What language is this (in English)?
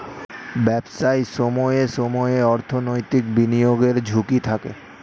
Bangla